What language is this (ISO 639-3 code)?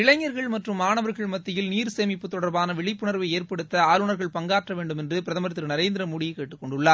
tam